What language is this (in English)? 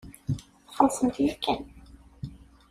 Kabyle